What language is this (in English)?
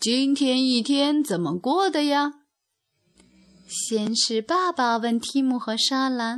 Chinese